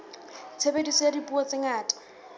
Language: Southern Sotho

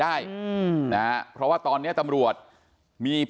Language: Thai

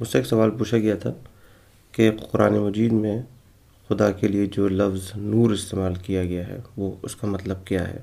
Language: Urdu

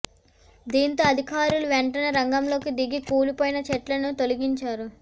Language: Telugu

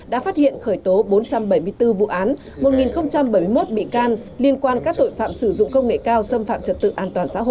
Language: Vietnamese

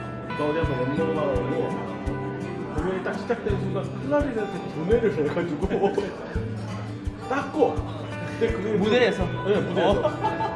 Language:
Korean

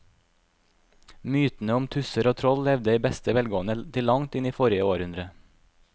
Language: Norwegian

